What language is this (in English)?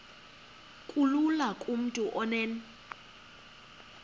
Xhosa